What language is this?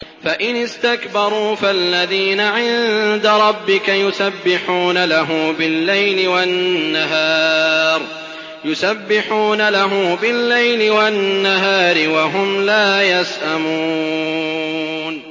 Arabic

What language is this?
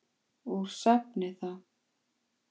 Icelandic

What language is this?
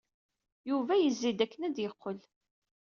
Kabyle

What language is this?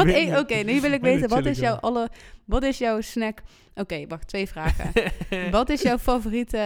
Dutch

